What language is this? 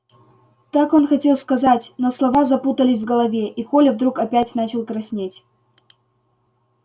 Russian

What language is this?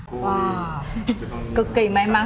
Vietnamese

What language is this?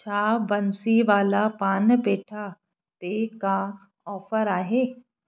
Sindhi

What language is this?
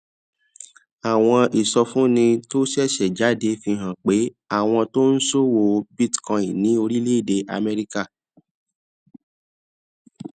Yoruba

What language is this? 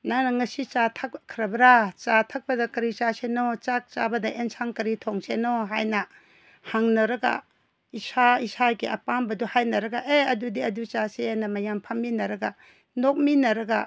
Manipuri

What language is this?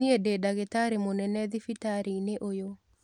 Kikuyu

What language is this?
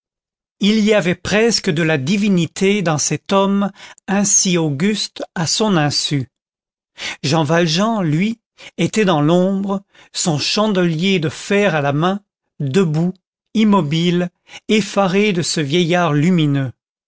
French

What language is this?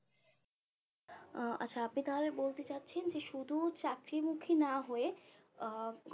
Bangla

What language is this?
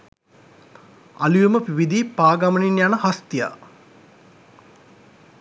Sinhala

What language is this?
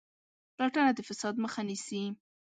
Pashto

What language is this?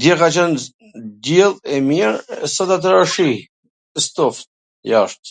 Gheg Albanian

